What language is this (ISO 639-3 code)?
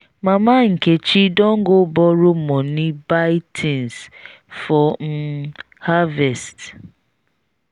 pcm